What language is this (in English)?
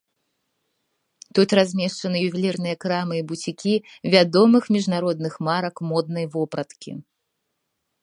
Belarusian